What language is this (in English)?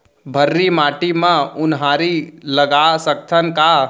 Chhattisgarhi